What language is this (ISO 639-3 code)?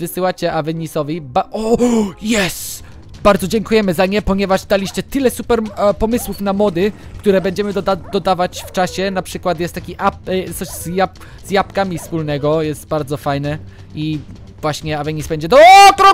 pol